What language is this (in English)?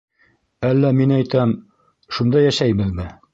Bashkir